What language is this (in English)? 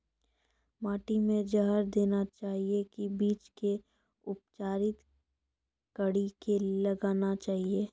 Maithili